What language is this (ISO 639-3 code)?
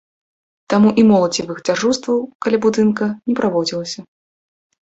bel